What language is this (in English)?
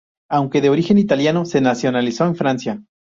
Spanish